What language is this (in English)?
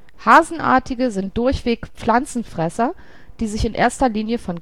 German